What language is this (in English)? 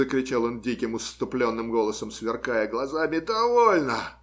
Russian